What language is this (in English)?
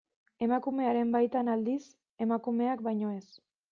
Basque